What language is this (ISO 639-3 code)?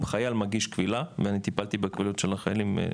heb